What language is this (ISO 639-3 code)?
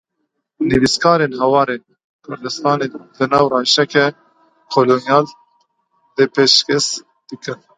kur